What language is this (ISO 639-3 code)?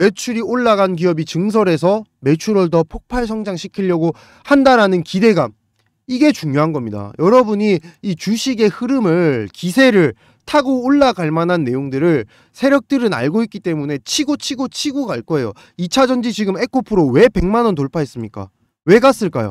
kor